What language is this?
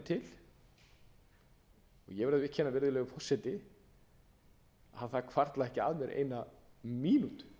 Icelandic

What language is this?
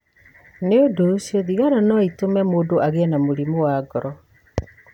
Kikuyu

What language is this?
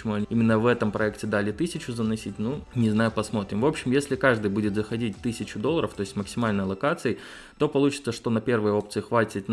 Russian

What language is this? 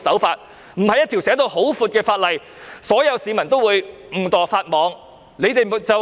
Cantonese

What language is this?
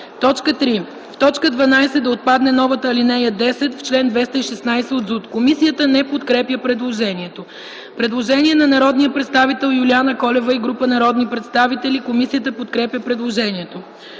Bulgarian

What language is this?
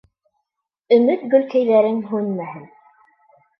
Bashkir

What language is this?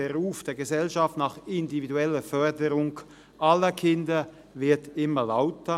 Swiss German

